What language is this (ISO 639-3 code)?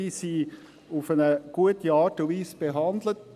gsw